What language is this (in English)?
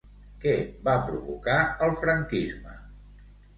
Catalan